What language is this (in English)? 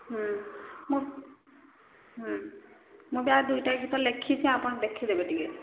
Odia